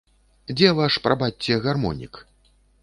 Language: Belarusian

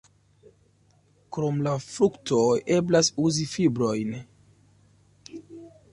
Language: Esperanto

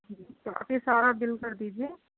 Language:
Urdu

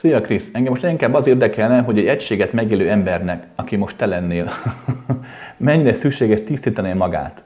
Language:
Hungarian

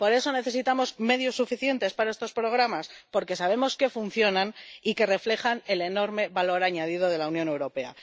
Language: Spanish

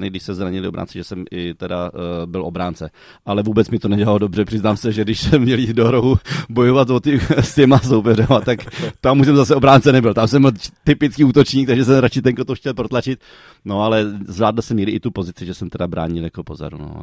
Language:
Czech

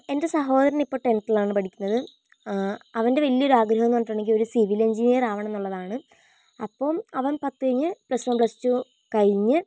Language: Malayalam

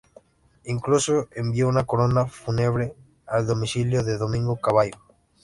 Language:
Spanish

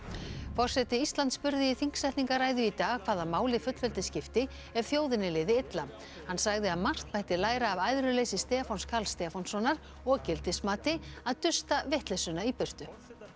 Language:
Icelandic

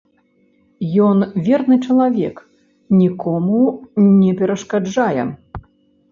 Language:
Belarusian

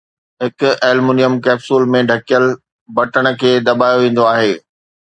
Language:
Sindhi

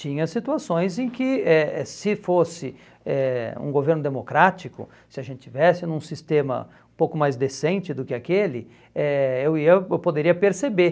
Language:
Portuguese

